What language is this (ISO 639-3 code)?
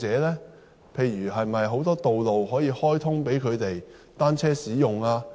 yue